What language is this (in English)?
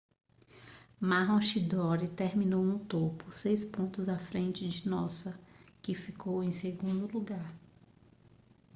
Portuguese